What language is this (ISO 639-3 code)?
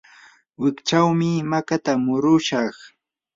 qur